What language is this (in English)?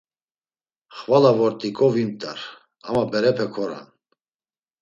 Laz